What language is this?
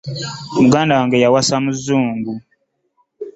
Ganda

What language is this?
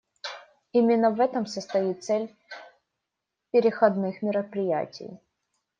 Russian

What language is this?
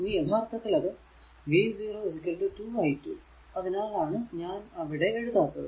Malayalam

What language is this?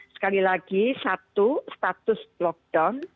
Indonesian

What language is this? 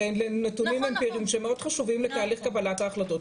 Hebrew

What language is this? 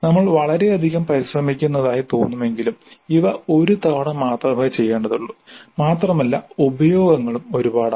Malayalam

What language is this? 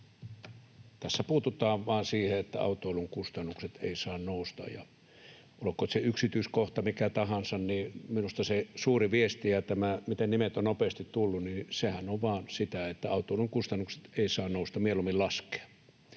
Finnish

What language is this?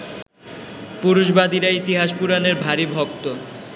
Bangla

